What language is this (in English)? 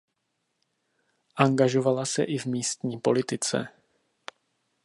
Czech